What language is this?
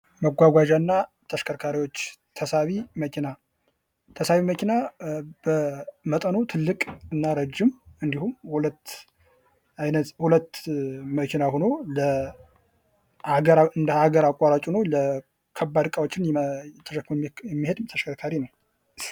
Amharic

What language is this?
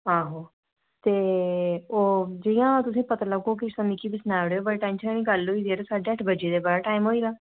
Dogri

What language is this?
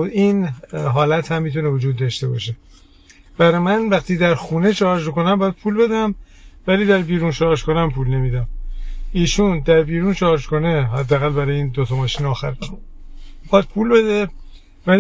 Persian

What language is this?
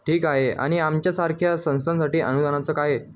Marathi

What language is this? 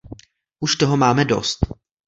Czech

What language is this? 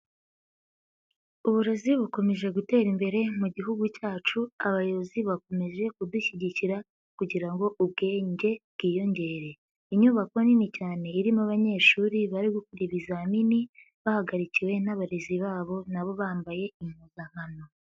Kinyarwanda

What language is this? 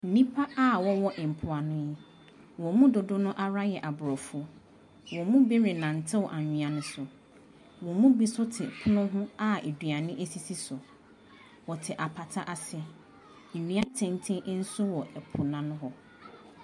Akan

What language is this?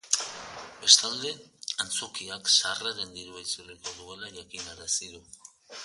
Basque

